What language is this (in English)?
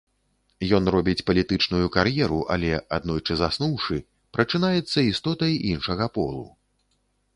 Belarusian